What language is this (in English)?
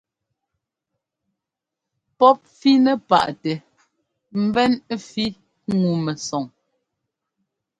Ngomba